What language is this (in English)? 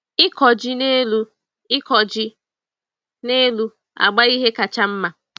Igbo